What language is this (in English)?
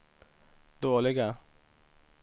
Swedish